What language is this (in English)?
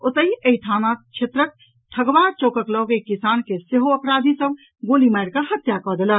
Maithili